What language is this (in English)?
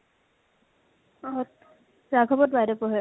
Assamese